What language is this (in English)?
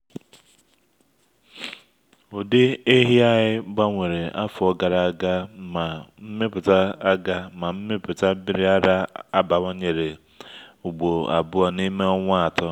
Igbo